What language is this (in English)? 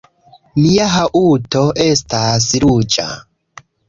Esperanto